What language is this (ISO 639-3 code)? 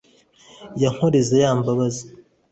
kin